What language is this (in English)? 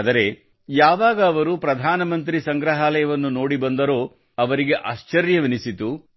Kannada